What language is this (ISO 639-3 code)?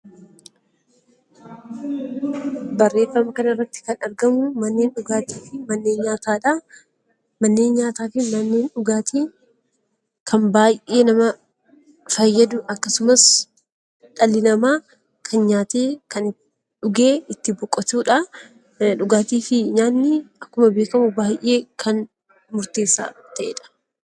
orm